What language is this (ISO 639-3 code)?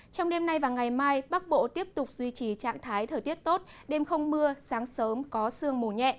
vie